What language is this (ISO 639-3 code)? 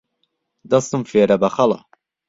ckb